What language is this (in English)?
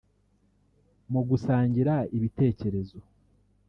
Kinyarwanda